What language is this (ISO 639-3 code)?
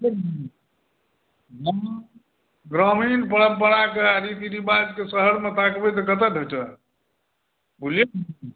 mai